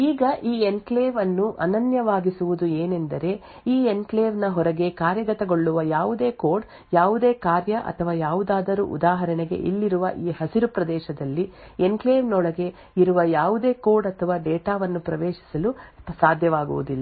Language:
Kannada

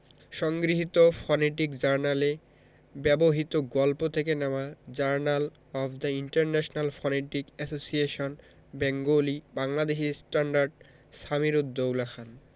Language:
Bangla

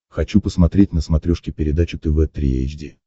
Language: Russian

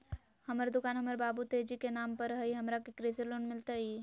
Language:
Magahi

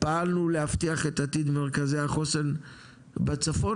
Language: Hebrew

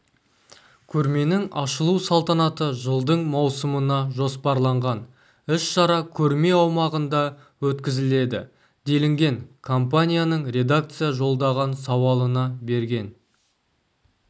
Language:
Kazakh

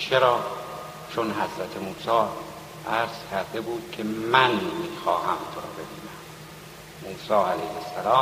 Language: Persian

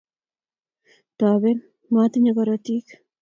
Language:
Kalenjin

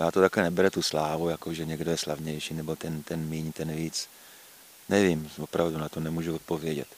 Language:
Czech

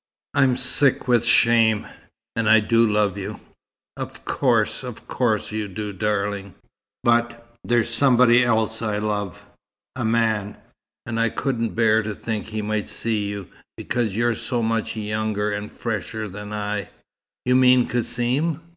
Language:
English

